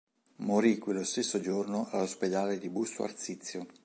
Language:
Italian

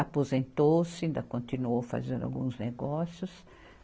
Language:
Portuguese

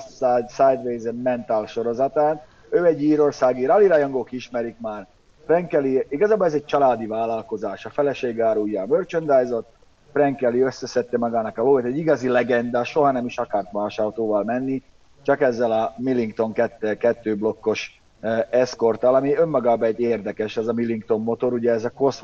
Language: Hungarian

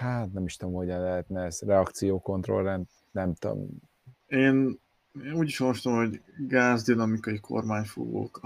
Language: Hungarian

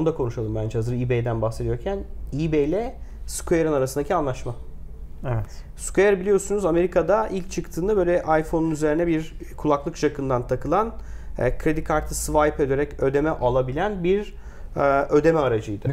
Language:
Turkish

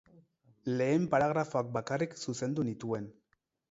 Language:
Basque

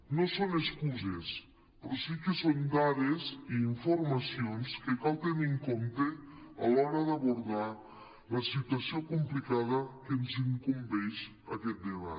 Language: Catalan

